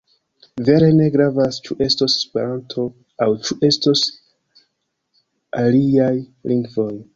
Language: Esperanto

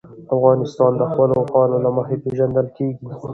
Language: Pashto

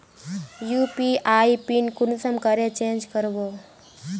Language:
Magahi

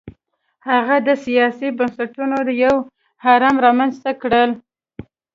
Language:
Pashto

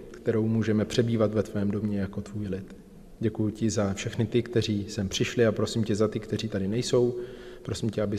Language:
Czech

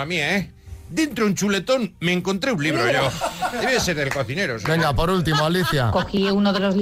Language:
Spanish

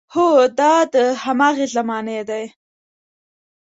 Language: Pashto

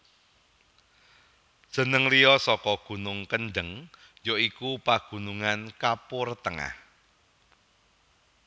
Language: Javanese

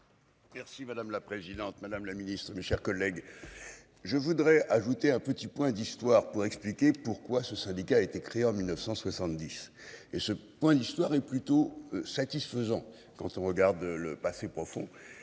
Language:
French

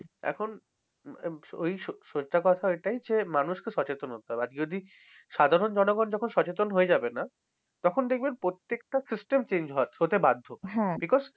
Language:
Bangla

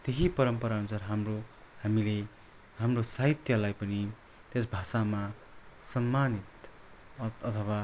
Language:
Nepali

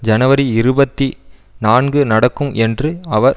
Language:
Tamil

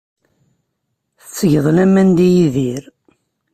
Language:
Kabyle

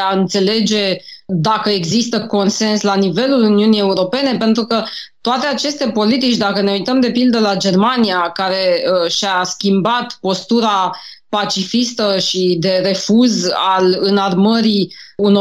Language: Romanian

